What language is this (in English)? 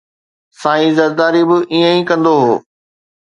Sindhi